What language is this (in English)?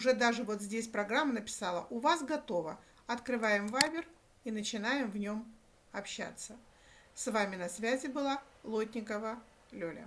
Russian